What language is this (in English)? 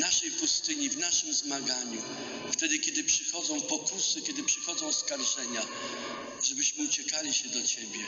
Polish